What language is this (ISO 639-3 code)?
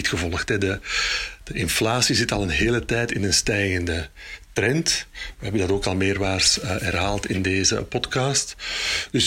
nld